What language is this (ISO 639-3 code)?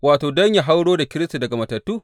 hau